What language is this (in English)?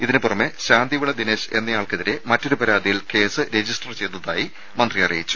Malayalam